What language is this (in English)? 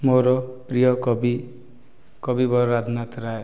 Odia